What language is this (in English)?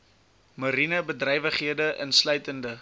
Afrikaans